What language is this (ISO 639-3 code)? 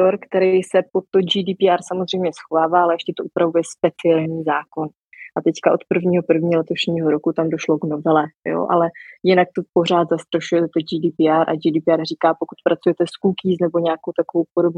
ces